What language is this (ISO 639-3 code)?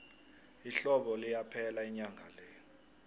nbl